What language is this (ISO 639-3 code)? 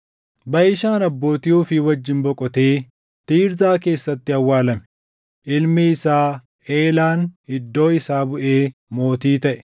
orm